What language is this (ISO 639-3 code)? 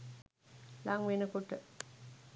sin